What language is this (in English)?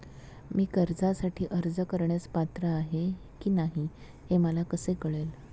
Marathi